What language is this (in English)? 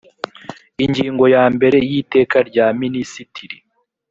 Kinyarwanda